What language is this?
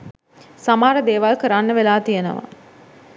Sinhala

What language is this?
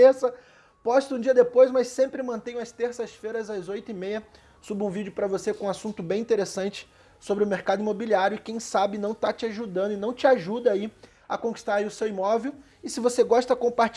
Portuguese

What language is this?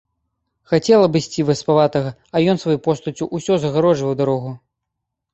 Belarusian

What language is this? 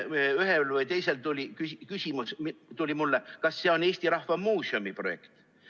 Estonian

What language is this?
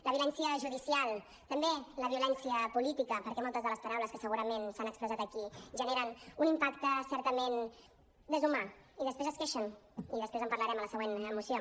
Catalan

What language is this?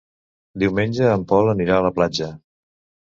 Catalan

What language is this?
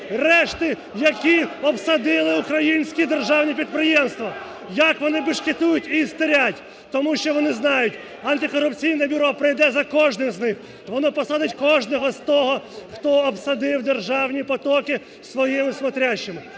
Ukrainian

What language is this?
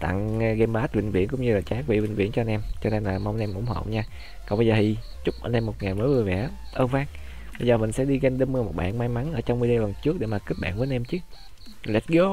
Vietnamese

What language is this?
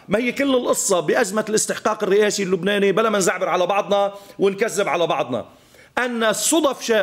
Arabic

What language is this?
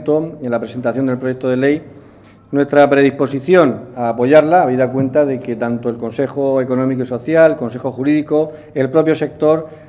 Spanish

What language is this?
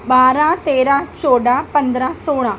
Sindhi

